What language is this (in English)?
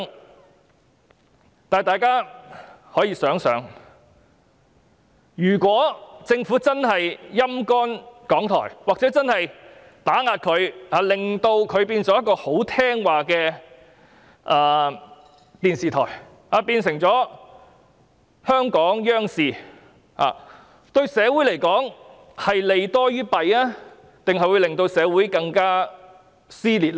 Cantonese